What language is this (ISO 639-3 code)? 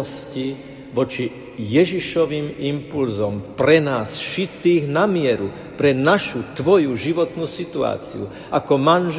slk